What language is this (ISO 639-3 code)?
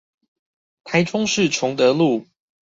zho